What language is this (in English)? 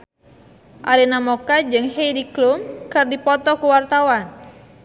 Sundanese